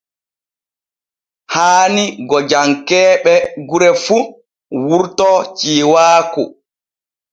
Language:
Borgu Fulfulde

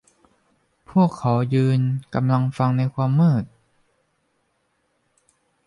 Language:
Thai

